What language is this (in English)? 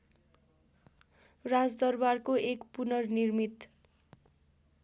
Nepali